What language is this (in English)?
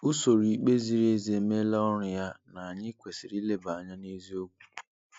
Igbo